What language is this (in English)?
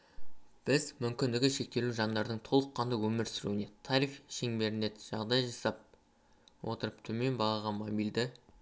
Kazakh